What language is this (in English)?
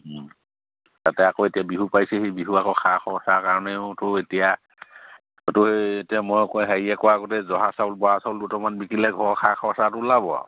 Assamese